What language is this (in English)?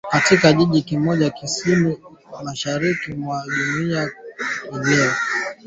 Swahili